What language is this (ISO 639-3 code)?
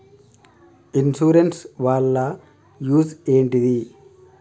tel